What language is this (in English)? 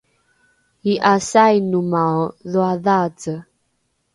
Rukai